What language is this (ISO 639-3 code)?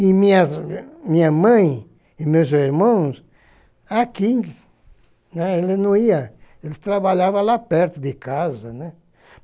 por